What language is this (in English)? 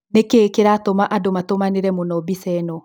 Kikuyu